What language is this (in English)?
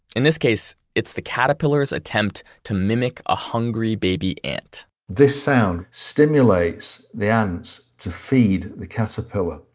English